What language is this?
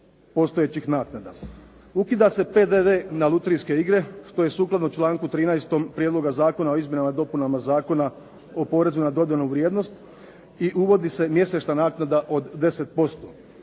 Croatian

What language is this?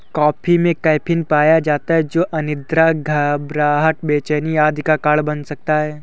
Hindi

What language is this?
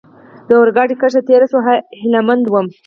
Pashto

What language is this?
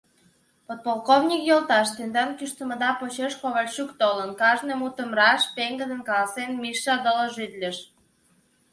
Mari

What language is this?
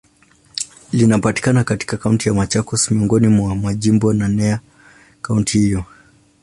Swahili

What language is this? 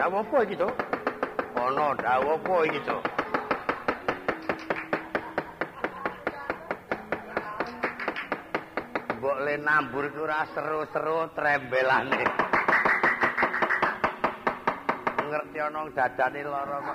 Indonesian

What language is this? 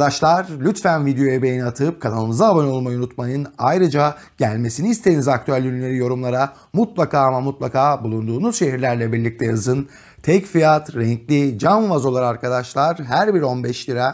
Turkish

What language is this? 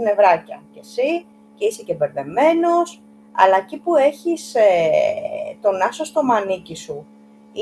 Greek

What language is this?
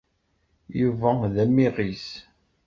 Kabyle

